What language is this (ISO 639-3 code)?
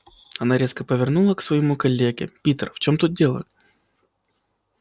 rus